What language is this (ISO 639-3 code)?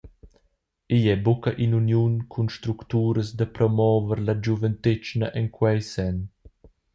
roh